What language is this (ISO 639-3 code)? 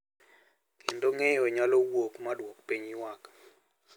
luo